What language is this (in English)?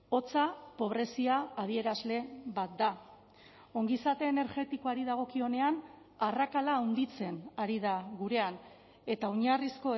Basque